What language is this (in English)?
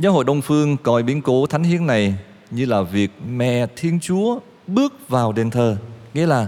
Vietnamese